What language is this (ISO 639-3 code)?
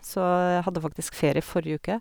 nor